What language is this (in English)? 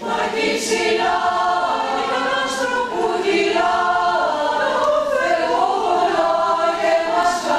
Romanian